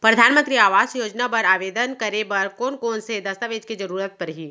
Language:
Chhattisgarhi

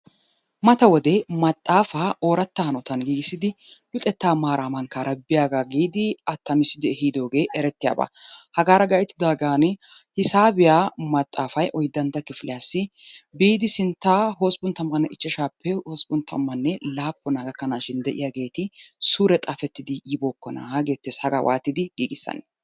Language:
Wolaytta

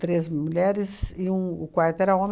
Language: Portuguese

